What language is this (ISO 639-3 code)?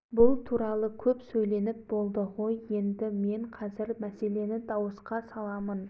kaz